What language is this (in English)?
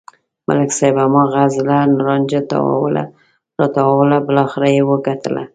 Pashto